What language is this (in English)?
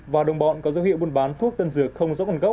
Vietnamese